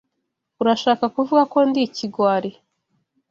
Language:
Kinyarwanda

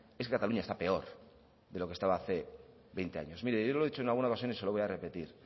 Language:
Spanish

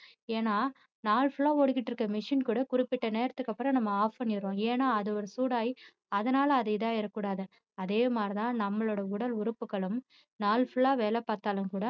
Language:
Tamil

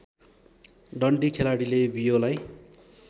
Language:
Nepali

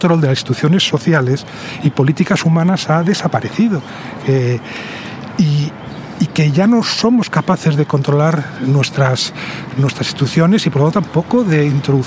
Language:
Spanish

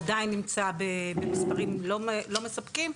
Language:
Hebrew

